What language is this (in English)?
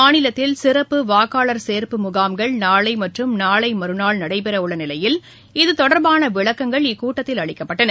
Tamil